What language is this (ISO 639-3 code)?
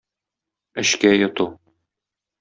tat